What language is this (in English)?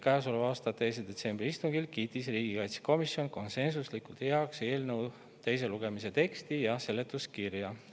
Estonian